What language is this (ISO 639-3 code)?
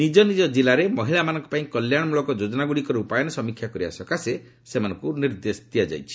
ori